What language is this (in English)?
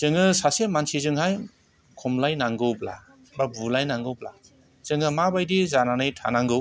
Bodo